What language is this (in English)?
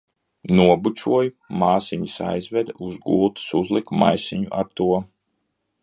Latvian